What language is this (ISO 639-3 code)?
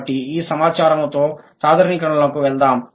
tel